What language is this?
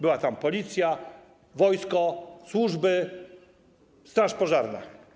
Polish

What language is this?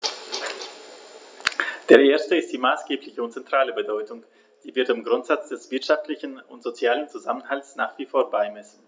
German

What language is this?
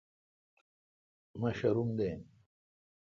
Kalkoti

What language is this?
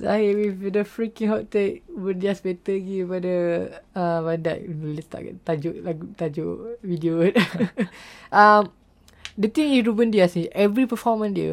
Malay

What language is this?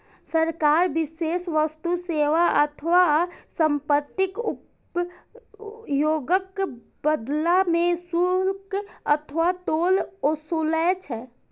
Maithili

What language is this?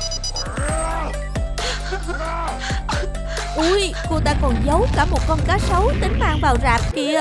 Vietnamese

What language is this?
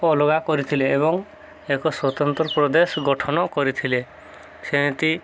Odia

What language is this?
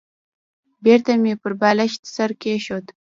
Pashto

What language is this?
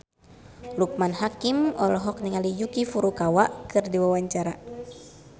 Sundanese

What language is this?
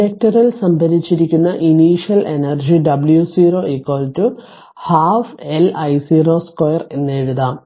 Malayalam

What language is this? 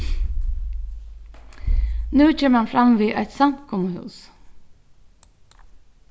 Faroese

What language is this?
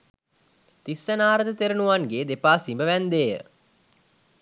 Sinhala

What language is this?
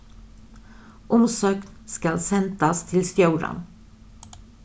Faroese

